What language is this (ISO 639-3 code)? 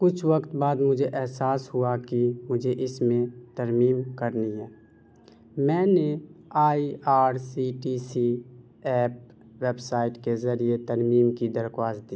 urd